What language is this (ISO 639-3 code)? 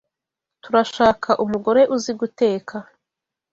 kin